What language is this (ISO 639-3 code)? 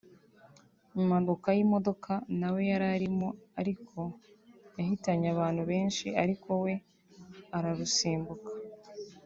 kin